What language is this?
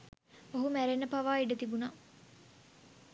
Sinhala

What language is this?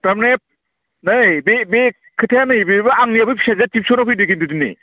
Bodo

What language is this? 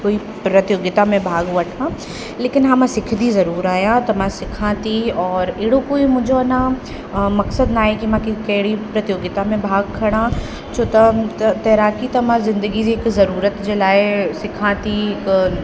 Sindhi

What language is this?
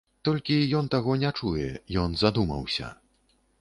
Belarusian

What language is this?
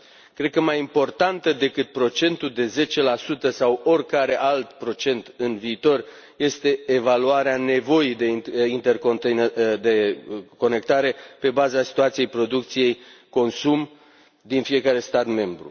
Romanian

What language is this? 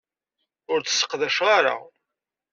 Kabyle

